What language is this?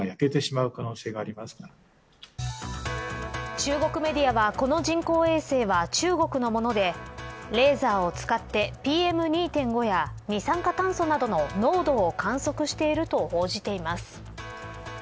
Japanese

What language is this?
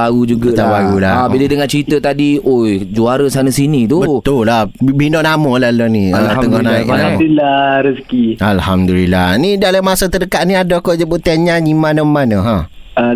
Malay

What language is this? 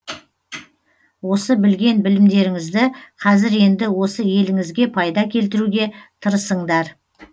Kazakh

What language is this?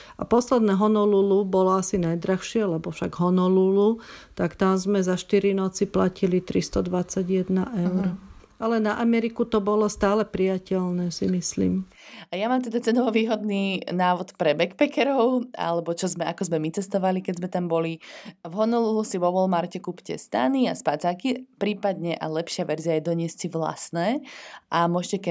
Slovak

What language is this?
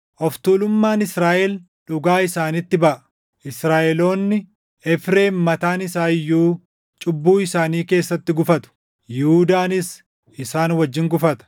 Oromo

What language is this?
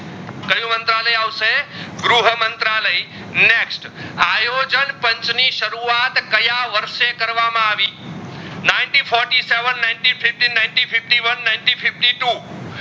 Gujarati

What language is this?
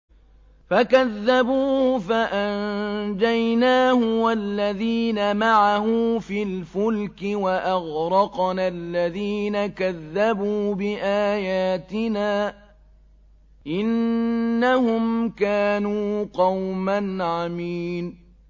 Arabic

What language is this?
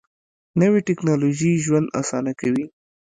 Pashto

